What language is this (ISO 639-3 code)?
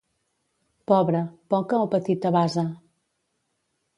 cat